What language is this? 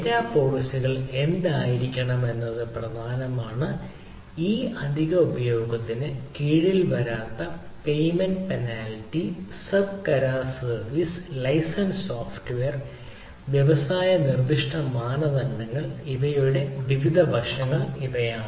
Malayalam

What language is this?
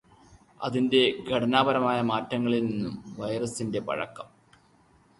Malayalam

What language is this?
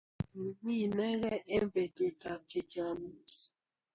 Kalenjin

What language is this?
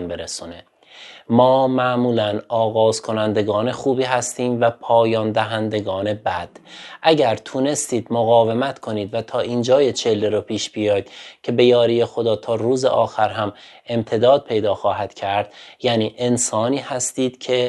Persian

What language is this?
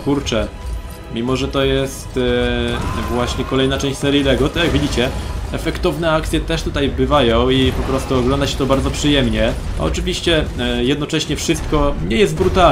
Polish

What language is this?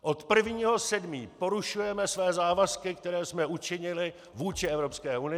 Czech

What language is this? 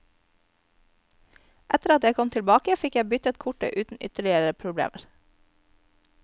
Norwegian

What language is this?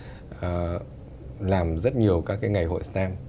Vietnamese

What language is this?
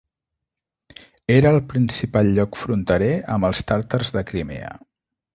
Catalan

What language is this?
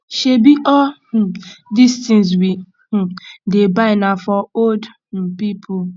Nigerian Pidgin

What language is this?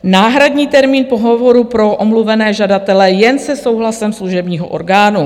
Czech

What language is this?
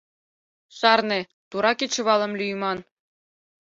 Mari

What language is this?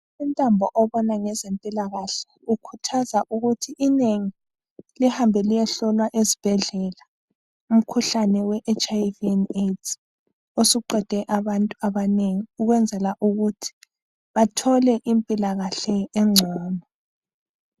North Ndebele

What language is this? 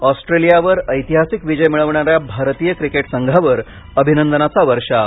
Marathi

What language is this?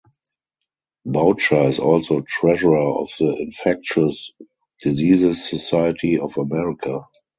English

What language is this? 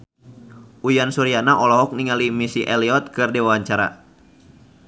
Sundanese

